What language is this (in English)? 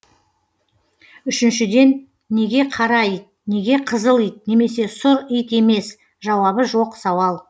Kazakh